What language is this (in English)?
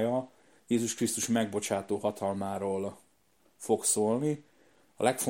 Hungarian